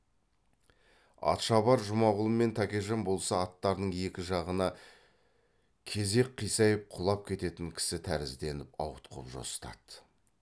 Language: Kazakh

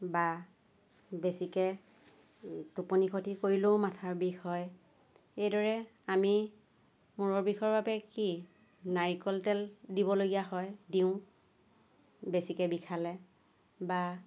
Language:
Assamese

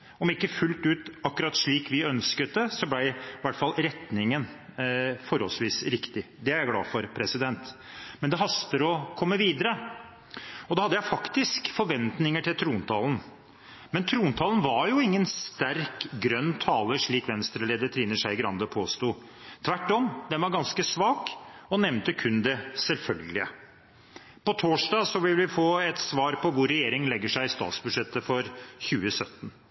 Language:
Norwegian Bokmål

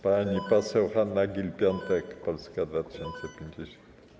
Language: Polish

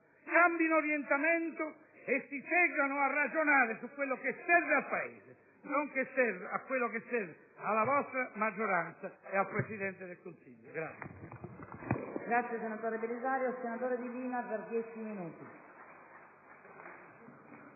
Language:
Italian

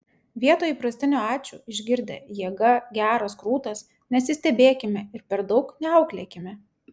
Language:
Lithuanian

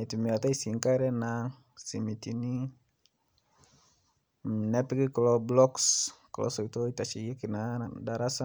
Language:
Masai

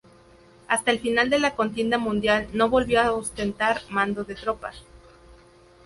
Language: Spanish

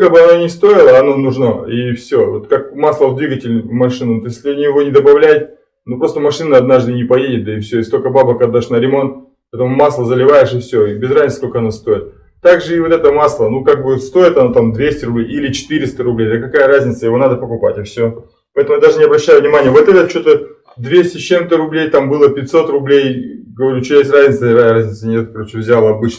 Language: Russian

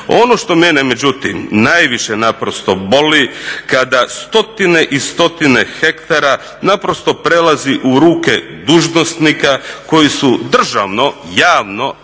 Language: Croatian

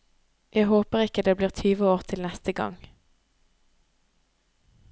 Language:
Norwegian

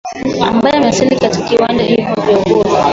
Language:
Swahili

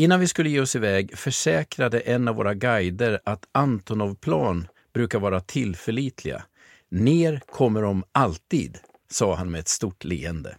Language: Swedish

